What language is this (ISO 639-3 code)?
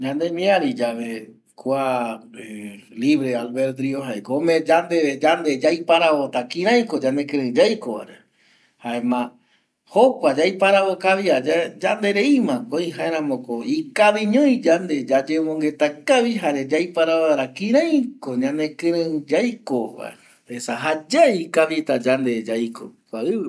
gui